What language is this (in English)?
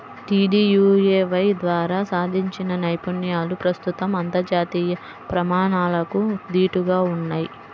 Telugu